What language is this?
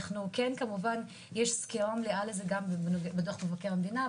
Hebrew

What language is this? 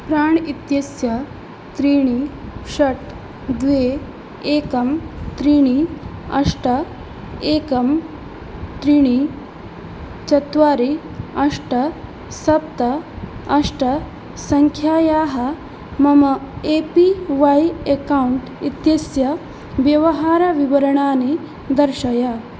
Sanskrit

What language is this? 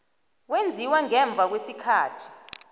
South Ndebele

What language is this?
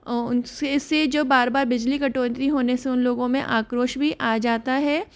Hindi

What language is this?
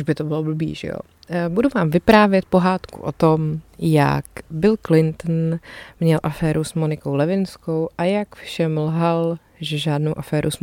Czech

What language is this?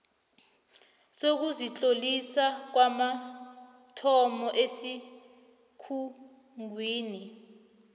South Ndebele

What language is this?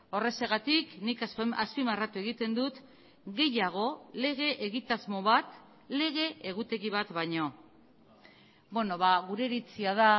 Basque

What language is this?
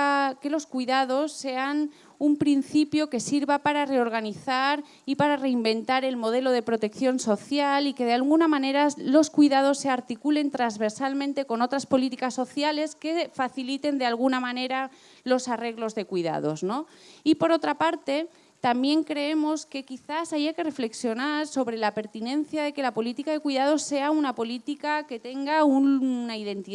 Spanish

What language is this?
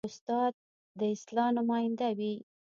Pashto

